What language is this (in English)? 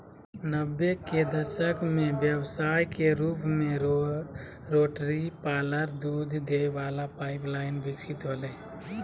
Magahi